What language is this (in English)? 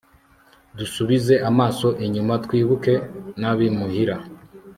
Kinyarwanda